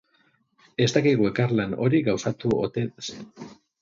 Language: Basque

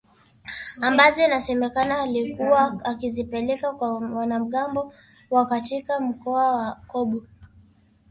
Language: Swahili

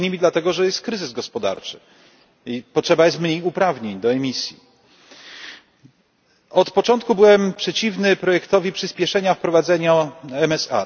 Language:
Polish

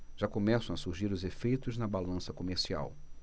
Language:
Portuguese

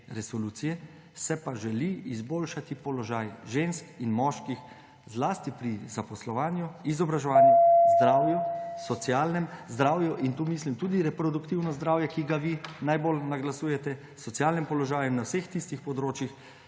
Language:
Slovenian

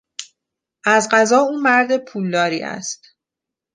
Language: Persian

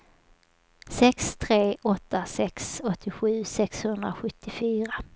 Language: Swedish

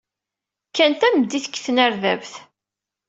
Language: Kabyle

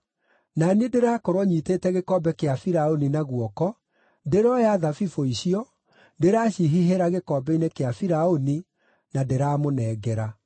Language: Kikuyu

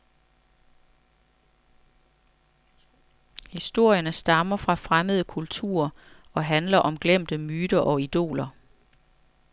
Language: Danish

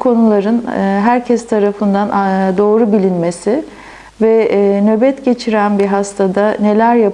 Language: Turkish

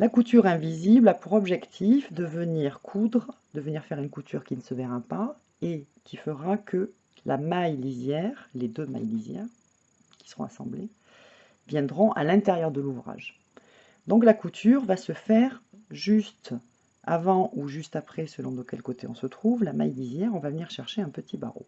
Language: French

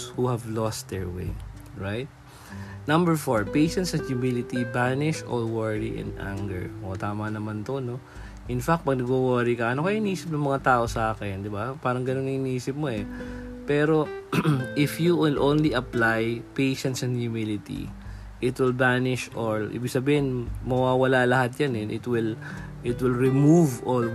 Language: Filipino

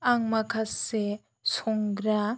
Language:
Bodo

